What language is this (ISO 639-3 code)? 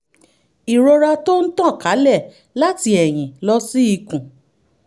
yor